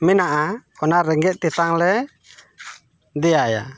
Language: Santali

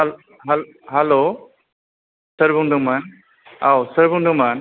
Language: Bodo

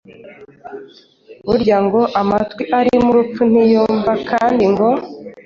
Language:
Kinyarwanda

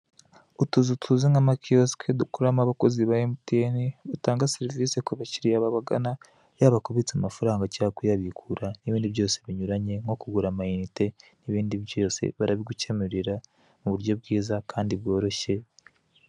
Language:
Kinyarwanda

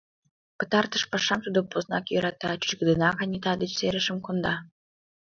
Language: Mari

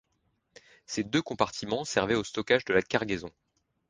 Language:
French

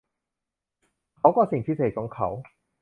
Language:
Thai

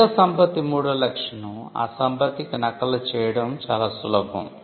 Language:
Telugu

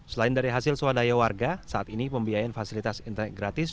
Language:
Indonesian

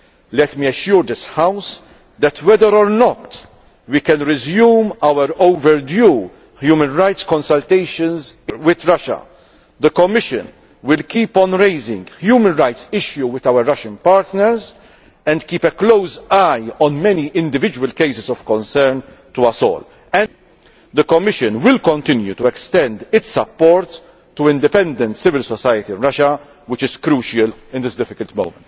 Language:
English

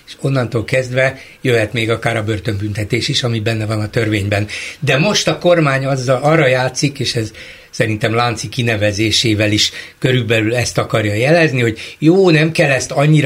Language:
Hungarian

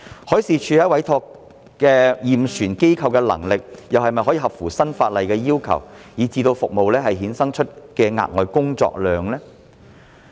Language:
Cantonese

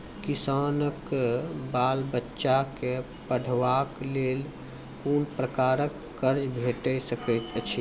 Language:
Maithili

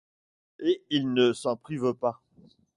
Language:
French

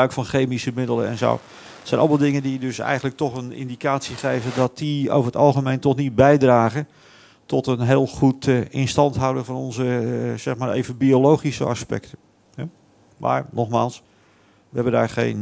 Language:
Dutch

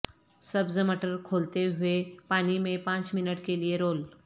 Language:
Urdu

